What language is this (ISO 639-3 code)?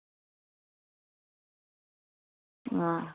doi